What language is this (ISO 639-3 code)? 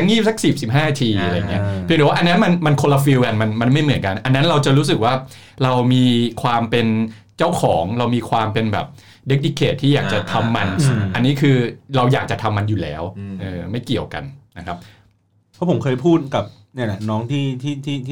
tha